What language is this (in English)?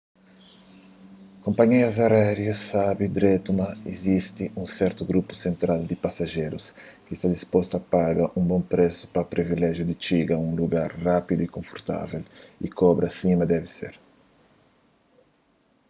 Kabuverdianu